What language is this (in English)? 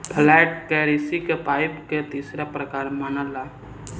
Bhojpuri